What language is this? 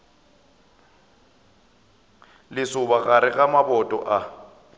Northern Sotho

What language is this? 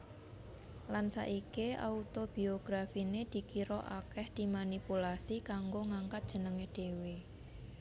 Javanese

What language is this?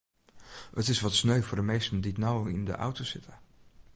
Western Frisian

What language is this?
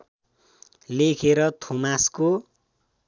Nepali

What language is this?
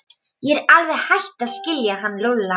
Icelandic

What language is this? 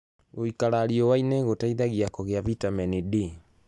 Kikuyu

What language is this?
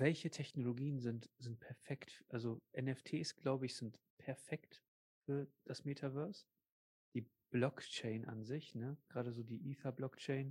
German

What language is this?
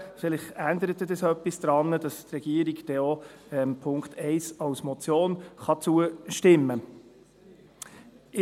Swiss German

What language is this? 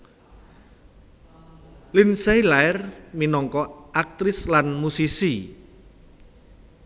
Javanese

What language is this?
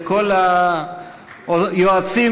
Hebrew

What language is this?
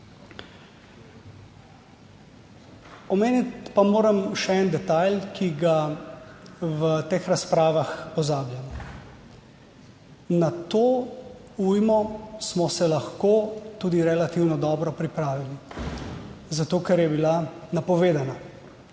Slovenian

